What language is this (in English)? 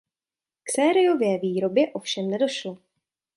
Czech